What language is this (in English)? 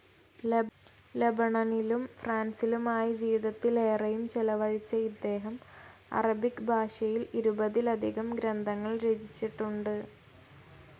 Malayalam